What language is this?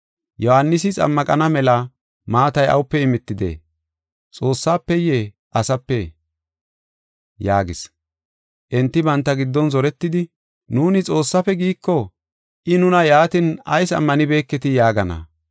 Gofa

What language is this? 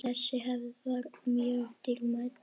Icelandic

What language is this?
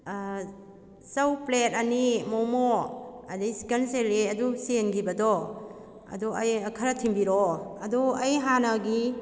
Manipuri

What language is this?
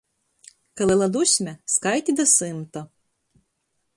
Latgalian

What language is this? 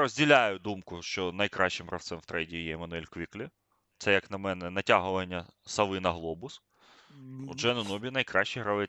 Ukrainian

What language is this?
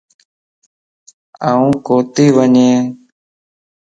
Lasi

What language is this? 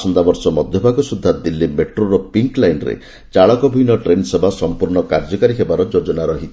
Odia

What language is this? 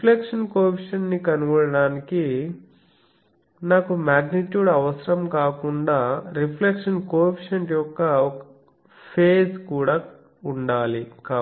Telugu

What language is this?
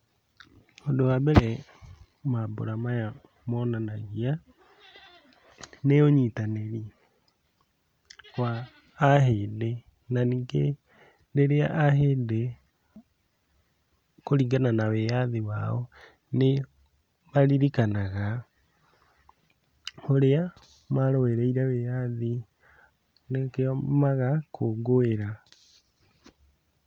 Kikuyu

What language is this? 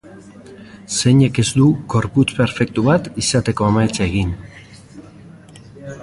Basque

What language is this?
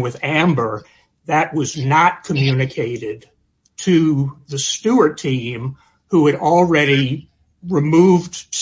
English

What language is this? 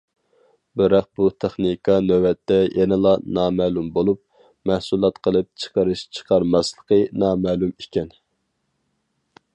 Uyghur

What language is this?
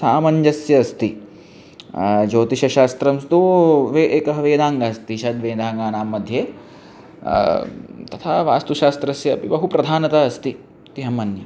Sanskrit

